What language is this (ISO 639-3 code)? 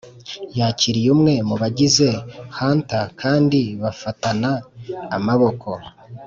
kin